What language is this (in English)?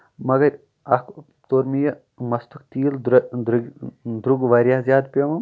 Kashmiri